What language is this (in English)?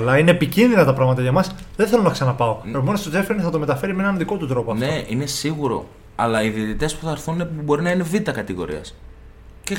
Greek